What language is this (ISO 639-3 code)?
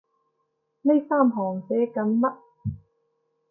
yue